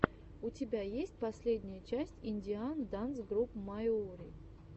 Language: Russian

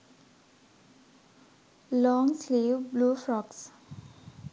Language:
Sinhala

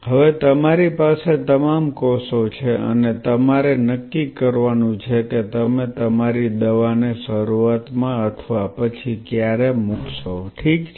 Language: Gujarati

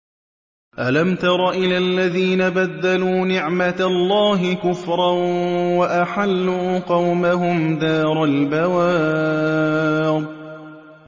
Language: Arabic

